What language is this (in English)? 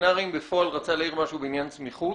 Hebrew